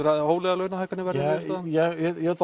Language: Icelandic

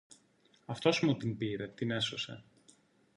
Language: Greek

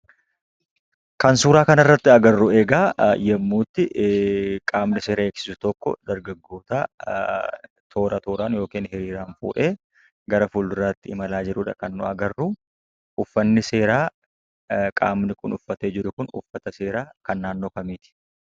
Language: Oromo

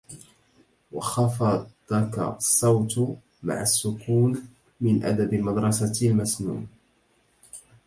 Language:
Arabic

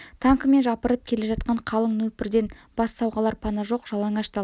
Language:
Kazakh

